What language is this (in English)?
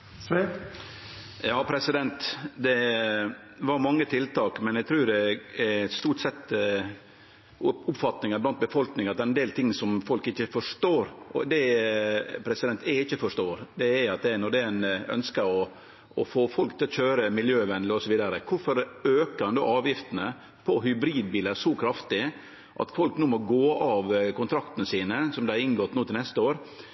Norwegian Nynorsk